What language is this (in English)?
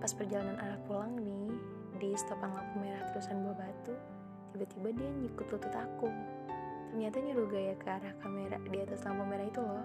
Indonesian